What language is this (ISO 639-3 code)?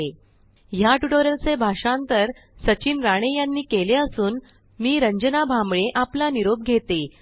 mar